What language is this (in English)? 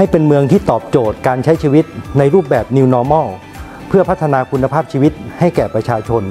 Thai